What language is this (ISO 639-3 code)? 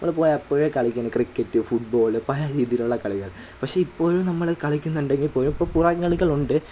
mal